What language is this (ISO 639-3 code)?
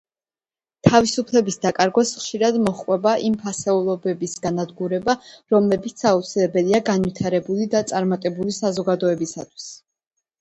kat